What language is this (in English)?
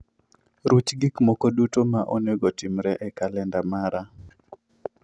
Luo (Kenya and Tanzania)